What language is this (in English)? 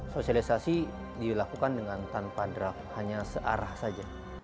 Indonesian